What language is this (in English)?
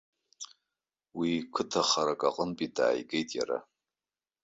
Abkhazian